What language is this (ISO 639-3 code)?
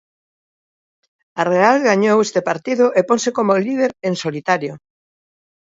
glg